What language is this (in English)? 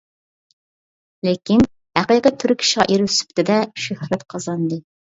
Uyghur